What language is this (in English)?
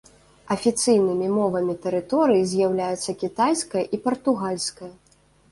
Belarusian